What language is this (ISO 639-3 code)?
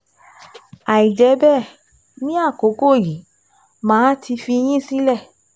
yor